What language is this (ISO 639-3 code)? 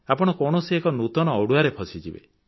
ori